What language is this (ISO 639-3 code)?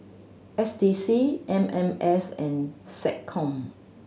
eng